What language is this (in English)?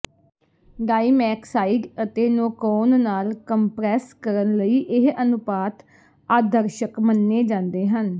Punjabi